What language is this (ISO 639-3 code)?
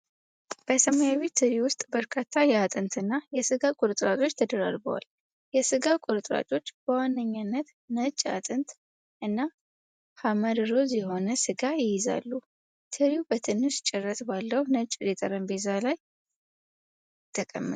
amh